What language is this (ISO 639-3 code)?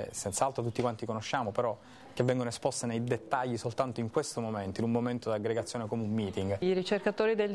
ita